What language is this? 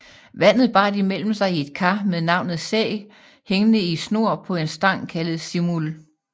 Danish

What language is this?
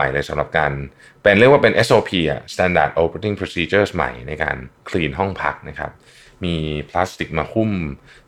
Thai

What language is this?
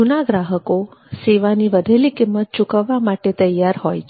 Gujarati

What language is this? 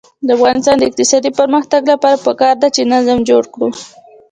Pashto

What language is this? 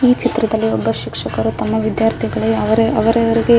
Kannada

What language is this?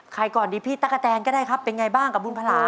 Thai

